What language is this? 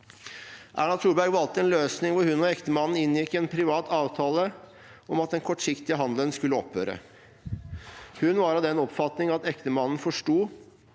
Norwegian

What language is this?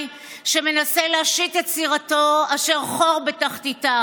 Hebrew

